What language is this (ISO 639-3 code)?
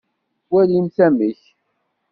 kab